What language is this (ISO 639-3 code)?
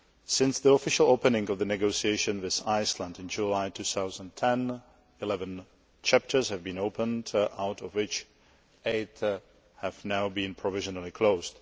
eng